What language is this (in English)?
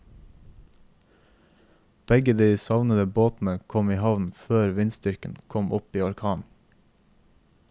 Norwegian